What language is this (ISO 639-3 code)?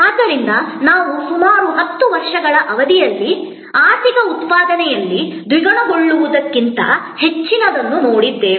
kan